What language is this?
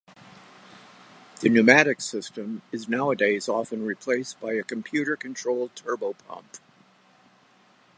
English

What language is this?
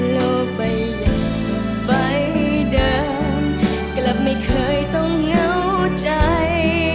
Thai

